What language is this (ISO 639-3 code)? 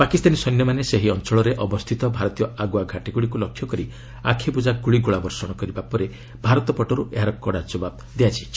ori